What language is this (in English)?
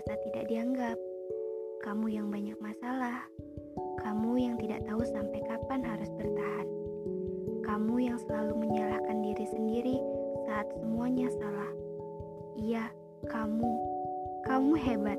Indonesian